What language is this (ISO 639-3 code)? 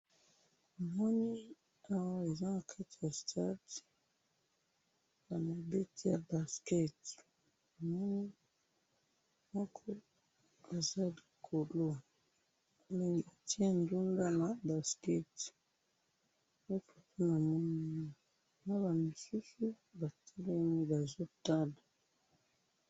lin